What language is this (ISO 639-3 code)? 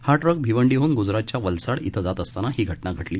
mar